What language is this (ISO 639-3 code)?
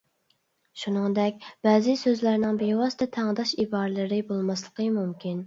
uig